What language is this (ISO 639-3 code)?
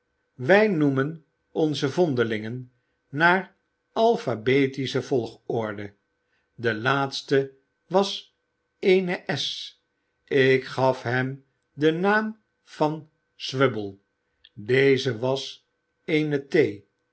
nld